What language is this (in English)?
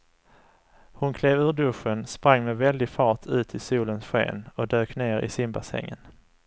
Swedish